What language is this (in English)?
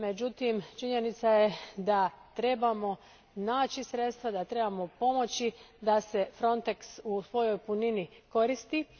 Croatian